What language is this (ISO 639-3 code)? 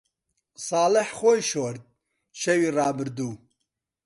ckb